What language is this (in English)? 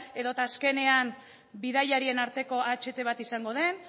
Basque